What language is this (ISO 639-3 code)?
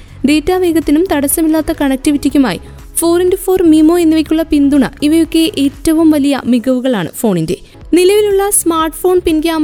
mal